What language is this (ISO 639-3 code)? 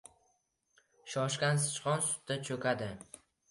uzb